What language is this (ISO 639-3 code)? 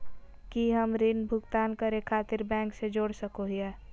mag